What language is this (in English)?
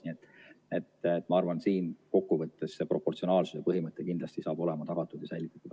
Estonian